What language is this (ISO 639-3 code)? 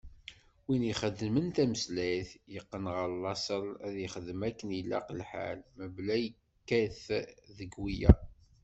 kab